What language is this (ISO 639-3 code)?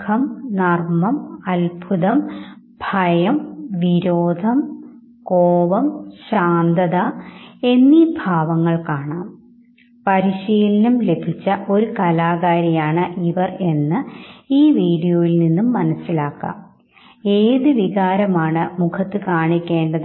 mal